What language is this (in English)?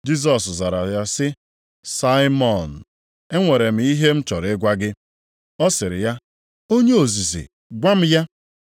Igbo